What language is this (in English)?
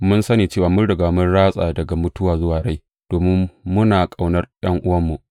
Hausa